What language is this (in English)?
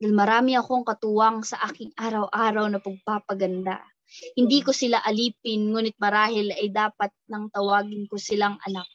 Filipino